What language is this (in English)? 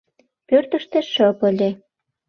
Mari